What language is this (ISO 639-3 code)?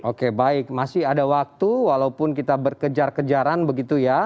ind